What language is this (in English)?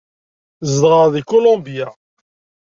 Kabyle